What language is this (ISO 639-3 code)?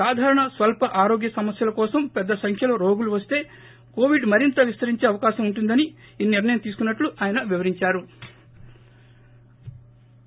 tel